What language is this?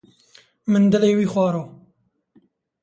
Kurdish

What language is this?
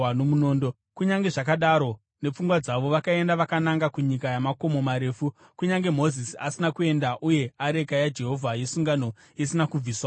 Shona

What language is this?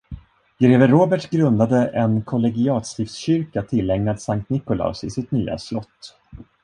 Swedish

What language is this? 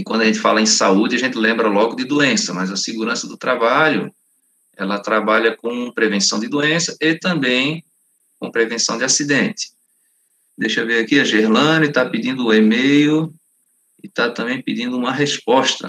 Portuguese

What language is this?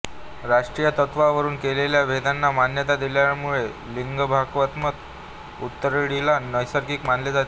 Marathi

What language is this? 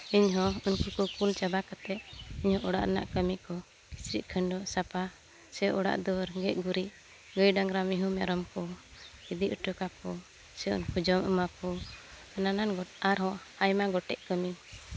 Santali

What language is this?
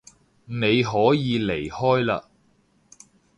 Cantonese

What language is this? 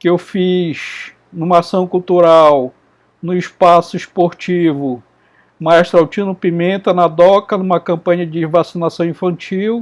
Portuguese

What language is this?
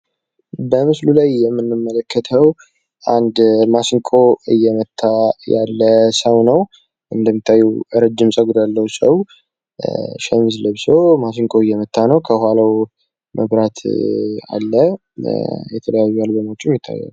Amharic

